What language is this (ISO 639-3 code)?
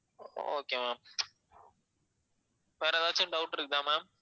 tam